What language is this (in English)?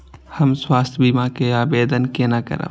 Maithili